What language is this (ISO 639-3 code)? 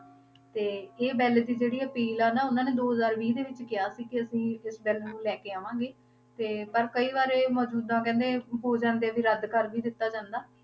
pan